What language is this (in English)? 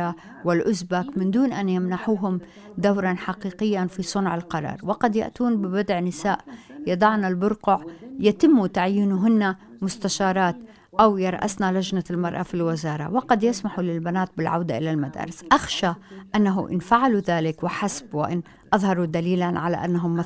Arabic